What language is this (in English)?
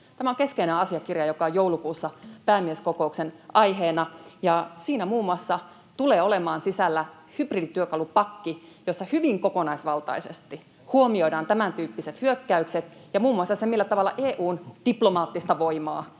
Finnish